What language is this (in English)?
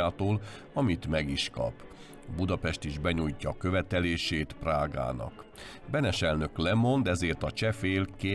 Hungarian